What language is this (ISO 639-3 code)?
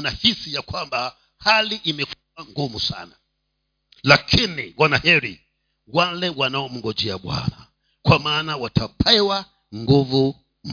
swa